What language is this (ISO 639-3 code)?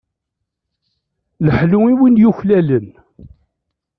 kab